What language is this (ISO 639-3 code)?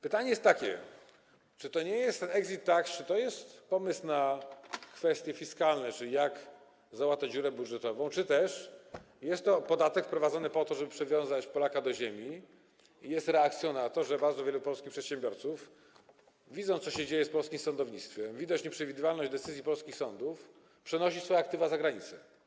pol